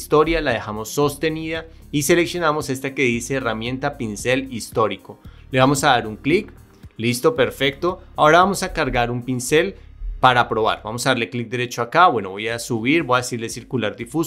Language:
Spanish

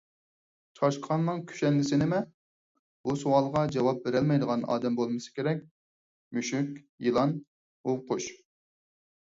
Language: Uyghur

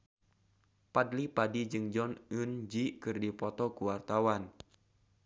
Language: Sundanese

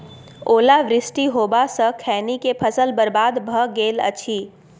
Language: Maithili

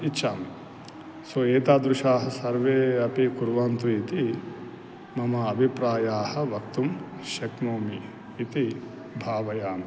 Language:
Sanskrit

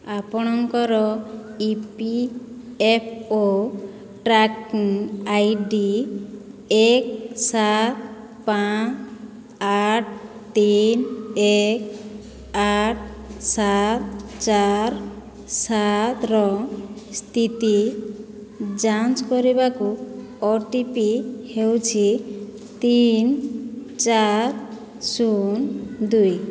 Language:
Odia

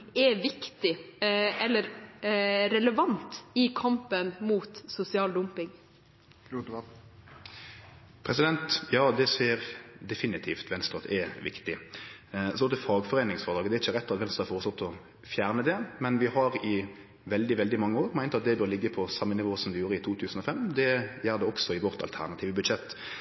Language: Norwegian Nynorsk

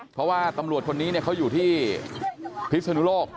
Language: Thai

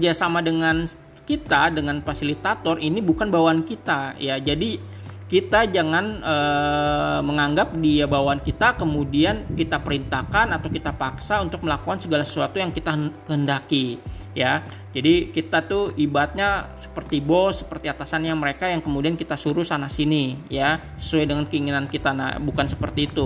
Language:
Indonesian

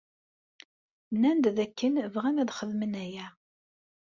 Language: Kabyle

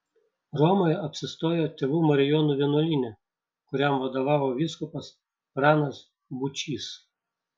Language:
Lithuanian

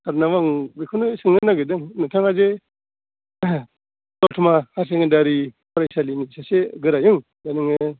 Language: Bodo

